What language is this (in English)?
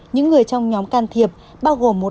Vietnamese